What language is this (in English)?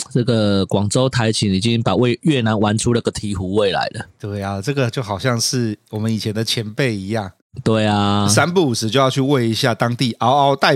Chinese